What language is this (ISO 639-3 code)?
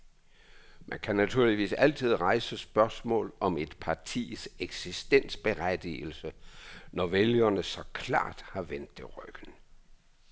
dan